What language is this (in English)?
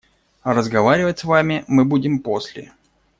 Russian